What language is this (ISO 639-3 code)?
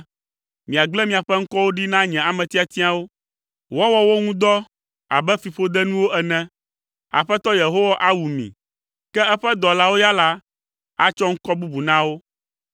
ewe